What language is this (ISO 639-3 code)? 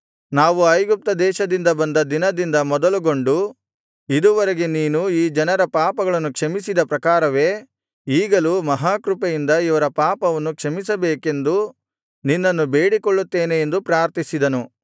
kan